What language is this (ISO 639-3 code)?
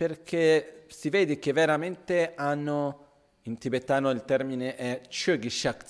ita